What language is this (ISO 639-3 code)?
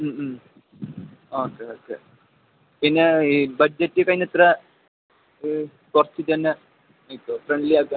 mal